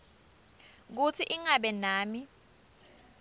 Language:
Swati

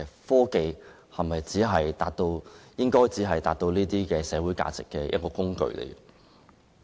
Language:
Cantonese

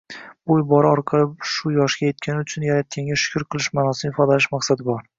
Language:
Uzbek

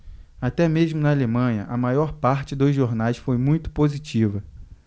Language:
Portuguese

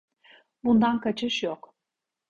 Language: Turkish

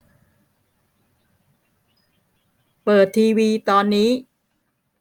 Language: Thai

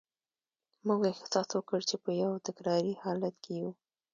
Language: Pashto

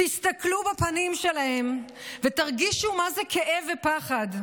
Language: Hebrew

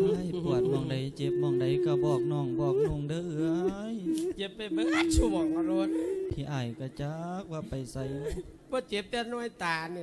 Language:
Thai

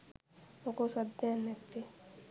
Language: Sinhala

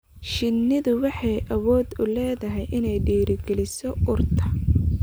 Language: Somali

